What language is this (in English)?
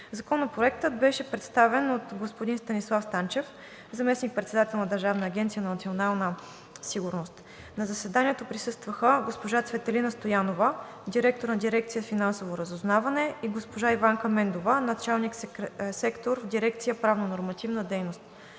Bulgarian